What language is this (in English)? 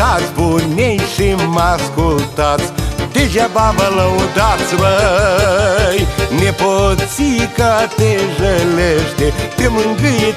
Romanian